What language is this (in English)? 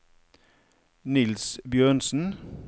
Norwegian